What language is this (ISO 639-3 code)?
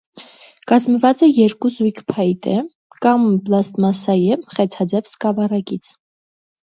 hye